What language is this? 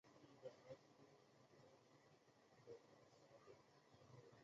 Chinese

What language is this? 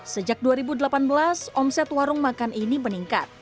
Indonesian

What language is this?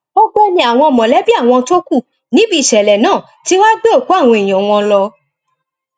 Yoruba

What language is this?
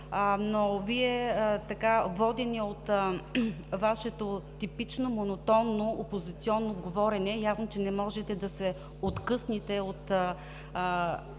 Bulgarian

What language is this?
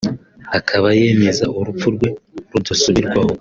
Kinyarwanda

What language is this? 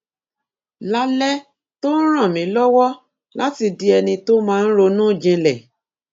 Yoruba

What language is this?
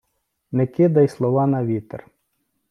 Ukrainian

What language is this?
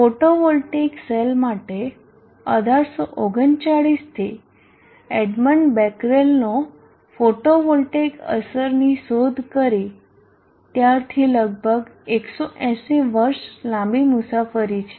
Gujarati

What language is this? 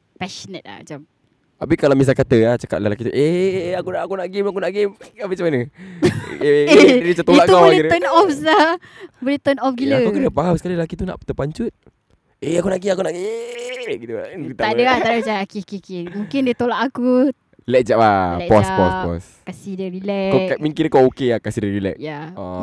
Malay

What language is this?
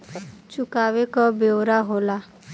Bhojpuri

